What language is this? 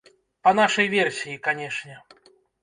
Belarusian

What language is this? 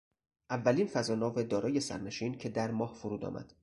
Persian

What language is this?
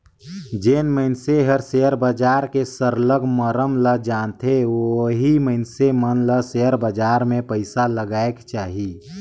Chhattisgarhi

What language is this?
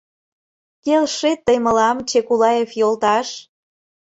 Mari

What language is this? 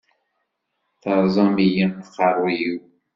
Kabyle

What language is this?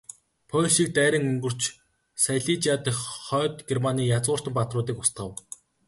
Mongolian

